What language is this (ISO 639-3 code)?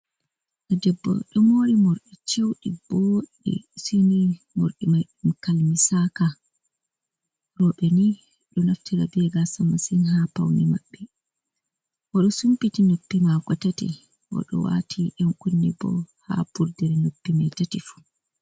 ful